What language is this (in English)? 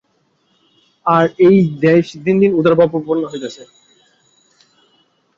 Bangla